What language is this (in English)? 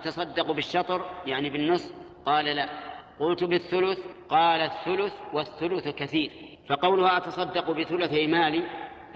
Arabic